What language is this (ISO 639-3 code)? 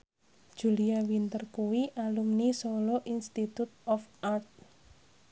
jav